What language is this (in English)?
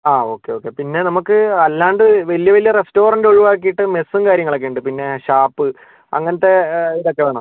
Malayalam